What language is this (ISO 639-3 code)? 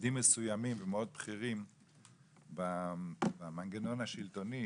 heb